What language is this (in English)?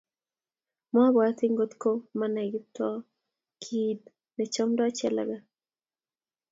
Kalenjin